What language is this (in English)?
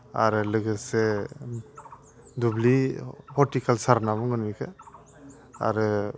Bodo